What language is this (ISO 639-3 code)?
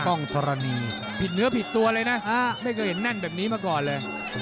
tha